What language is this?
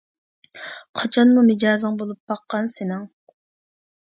Uyghur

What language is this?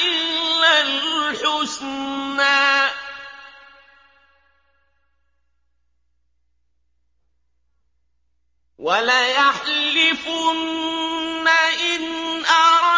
Arabic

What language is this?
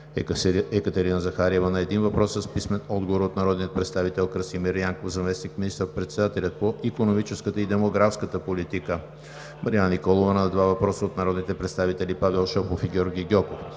Bulgarian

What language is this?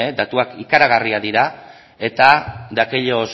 Basque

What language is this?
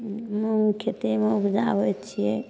Maithili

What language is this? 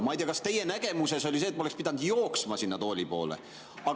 Estonian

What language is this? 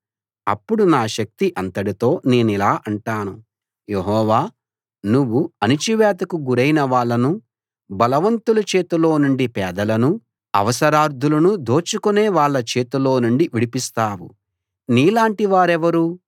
Telugu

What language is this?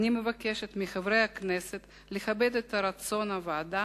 Hebrew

